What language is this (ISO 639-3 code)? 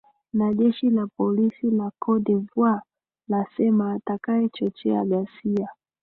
swa